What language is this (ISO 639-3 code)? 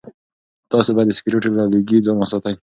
pus